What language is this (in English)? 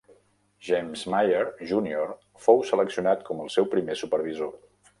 Catalan